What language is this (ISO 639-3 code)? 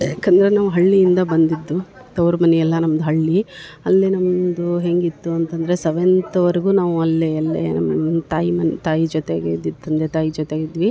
kan